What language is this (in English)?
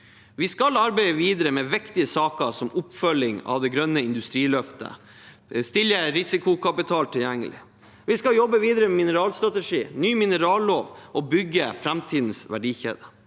Norwegian